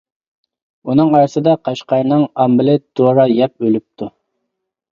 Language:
Uyghur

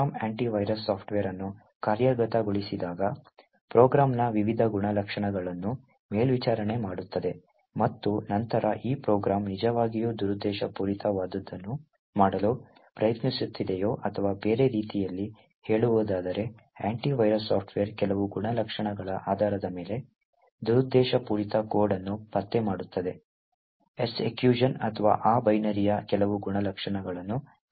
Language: Kannada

